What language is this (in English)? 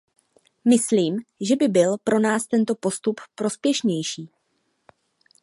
Czech